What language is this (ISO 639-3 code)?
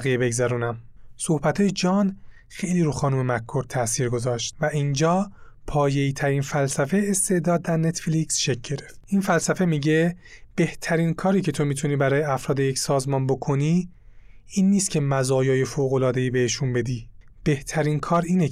fas